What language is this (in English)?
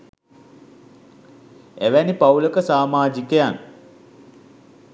Sinhala